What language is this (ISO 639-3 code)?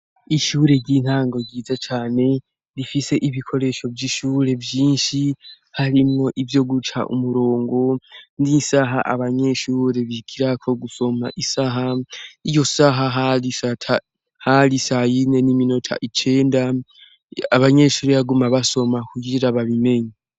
run